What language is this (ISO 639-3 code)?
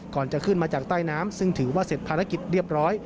tha